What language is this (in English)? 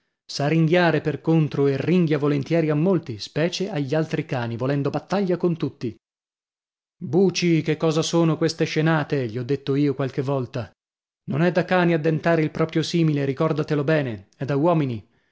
Italian